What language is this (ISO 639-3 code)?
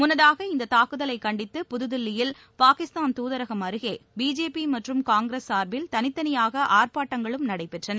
tam